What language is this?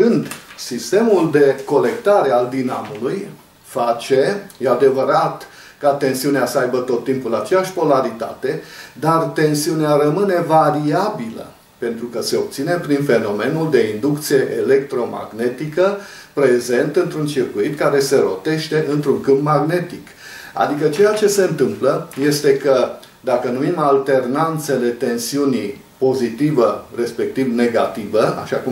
Romanian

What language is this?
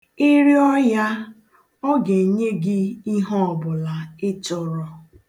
Igbo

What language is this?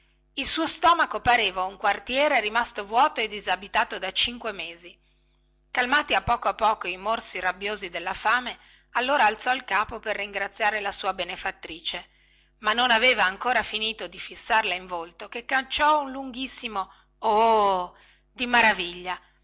Italian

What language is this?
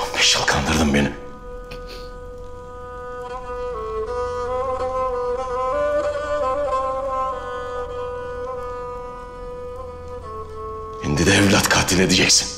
Turkish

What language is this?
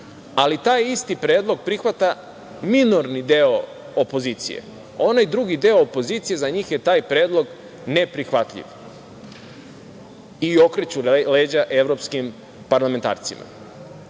Serbian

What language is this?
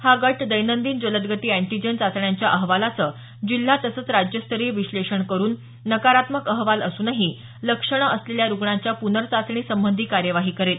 Marathi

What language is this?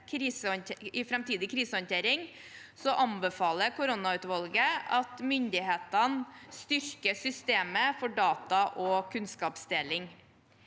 Norwegian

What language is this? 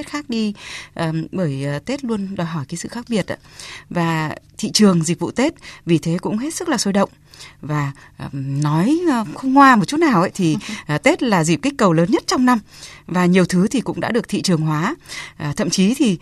Vietnamese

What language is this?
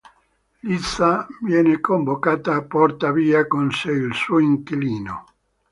Italian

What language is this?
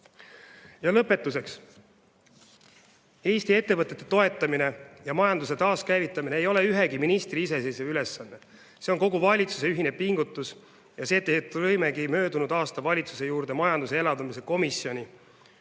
Estonian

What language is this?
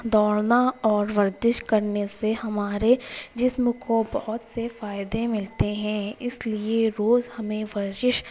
Urdu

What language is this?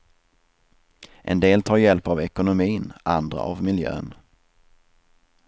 Swedish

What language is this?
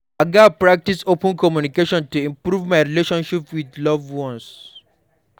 Nigerian Pidgin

